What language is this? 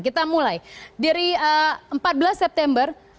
Indonesian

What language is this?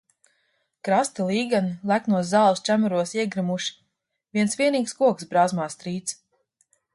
Latvian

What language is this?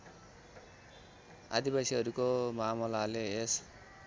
Nepali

